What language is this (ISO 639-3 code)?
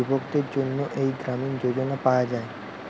ben